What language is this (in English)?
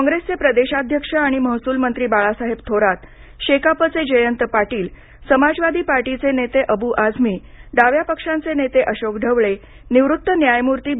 Marathi